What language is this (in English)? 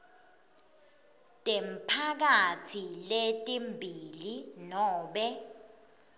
Swati